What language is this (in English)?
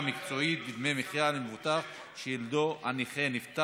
Hebrew